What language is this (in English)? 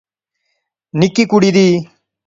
Pahari-Potwari